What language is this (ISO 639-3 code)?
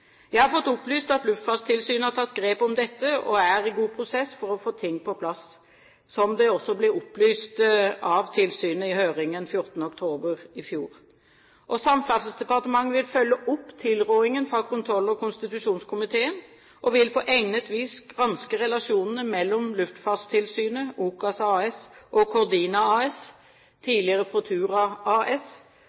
nob